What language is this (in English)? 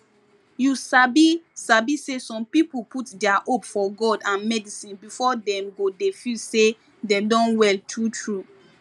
Nigerian Pidgin